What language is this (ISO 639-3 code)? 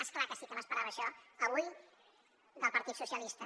cat